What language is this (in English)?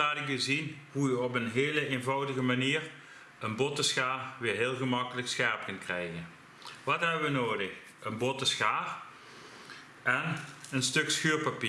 Dutch